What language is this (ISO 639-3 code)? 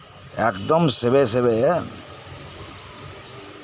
sat